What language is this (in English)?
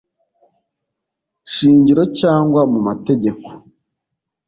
Kinyarwanda